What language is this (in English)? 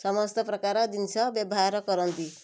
Odia